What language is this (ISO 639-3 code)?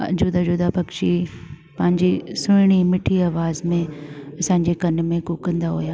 snd